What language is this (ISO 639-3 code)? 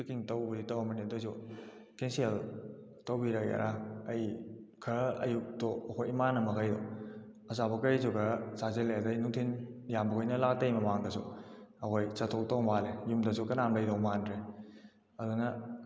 mni